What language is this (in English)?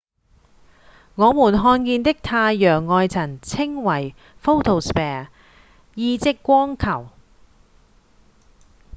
Cantonese